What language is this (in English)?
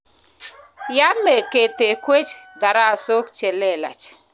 Kalenjin